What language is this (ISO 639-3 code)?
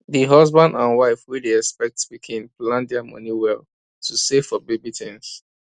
pcm